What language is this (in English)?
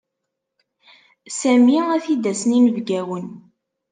Kabyle